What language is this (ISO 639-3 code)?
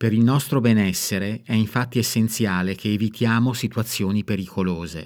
ita